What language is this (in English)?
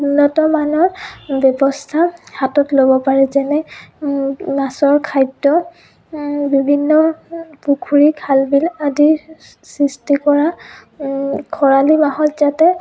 Assamese